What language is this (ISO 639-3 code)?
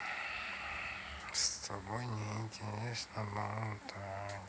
rus